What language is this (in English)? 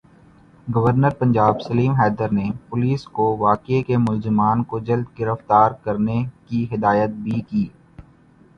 Urdu